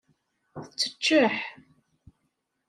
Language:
Kabyle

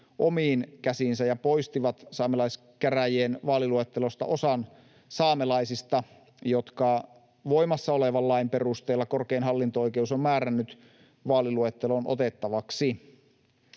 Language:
Finnish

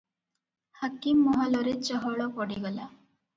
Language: Odia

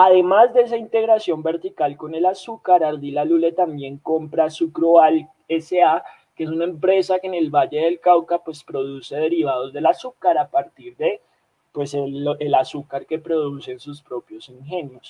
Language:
Spanish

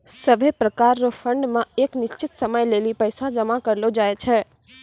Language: Maithili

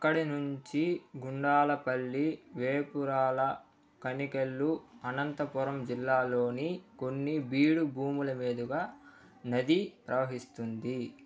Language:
Telugu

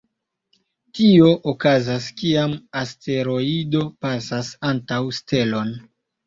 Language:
Esperanto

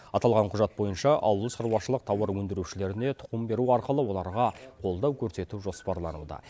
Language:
Kazakh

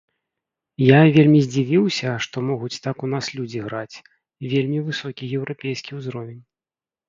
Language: Belarusian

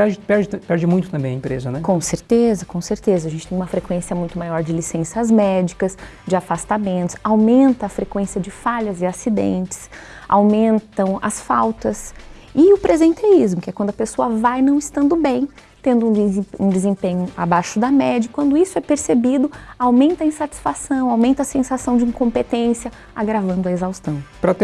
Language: Portuguese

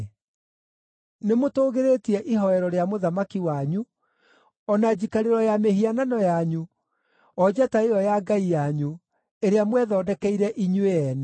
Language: Kikuyu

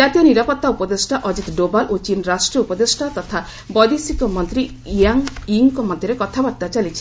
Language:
Odia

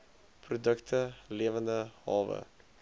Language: Afrikaans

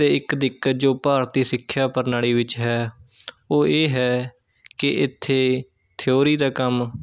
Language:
Punjabi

